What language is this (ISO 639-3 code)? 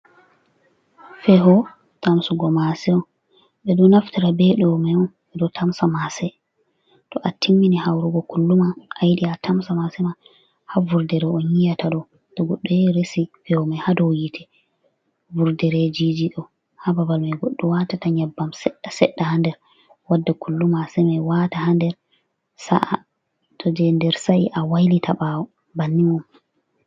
ful